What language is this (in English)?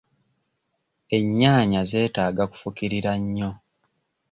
Ganda